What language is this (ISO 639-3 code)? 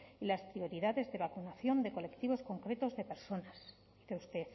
spa